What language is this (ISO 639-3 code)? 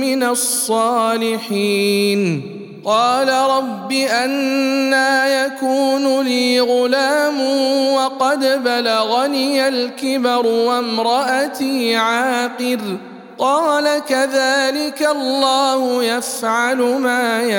ara